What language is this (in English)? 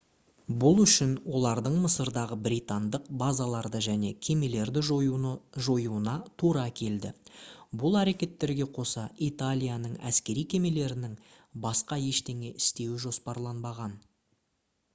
Kazakh